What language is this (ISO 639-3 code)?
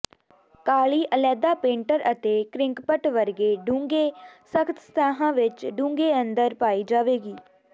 pan